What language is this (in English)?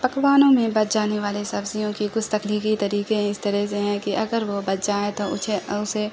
Urdu